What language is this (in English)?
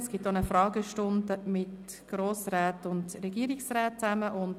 Swiss German